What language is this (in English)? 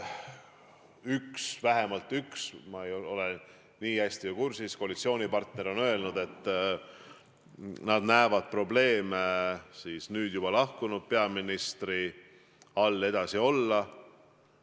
Estonian